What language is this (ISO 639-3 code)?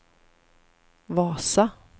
swe